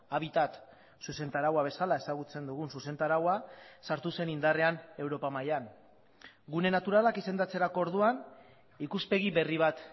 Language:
Basque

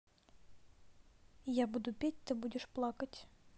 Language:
Russian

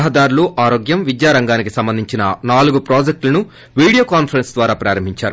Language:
Telugu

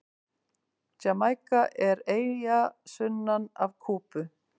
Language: Icelandic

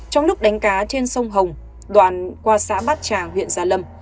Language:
Vietnamese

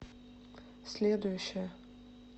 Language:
Russian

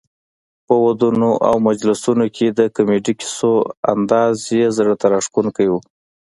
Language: Pashto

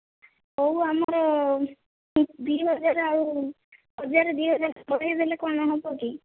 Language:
Odia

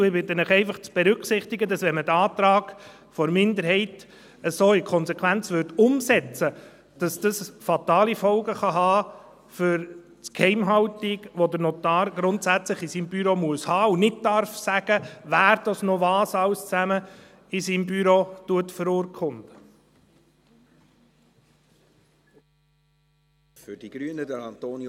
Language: Swiss German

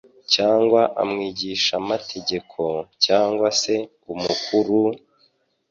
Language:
Kinyarwanda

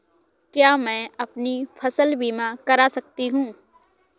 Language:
Hindi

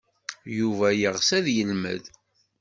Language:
Kabyle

